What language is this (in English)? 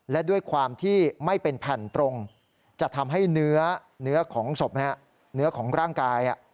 Thai